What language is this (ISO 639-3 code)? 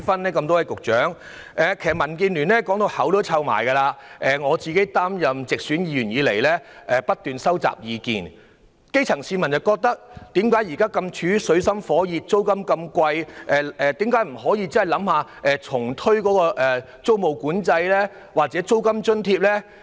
yue